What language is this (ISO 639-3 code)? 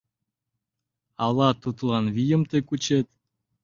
chm